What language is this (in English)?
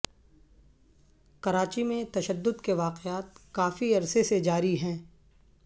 Urdu